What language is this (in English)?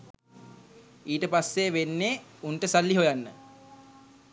Sinhala